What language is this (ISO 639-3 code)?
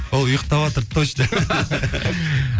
kaz